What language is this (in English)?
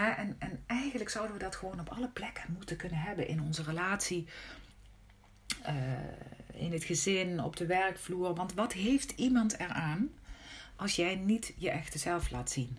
Dutch